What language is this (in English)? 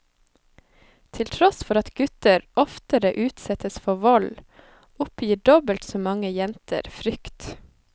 Norwegian